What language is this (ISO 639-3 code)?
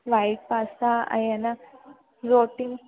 snd